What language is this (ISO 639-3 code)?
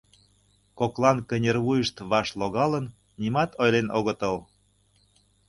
chm